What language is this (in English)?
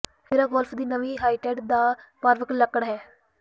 Punjabi